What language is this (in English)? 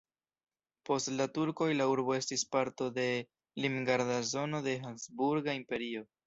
Esperanto